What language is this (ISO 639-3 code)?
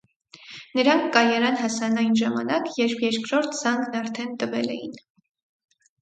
hye